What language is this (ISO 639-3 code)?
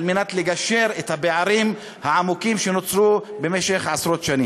heb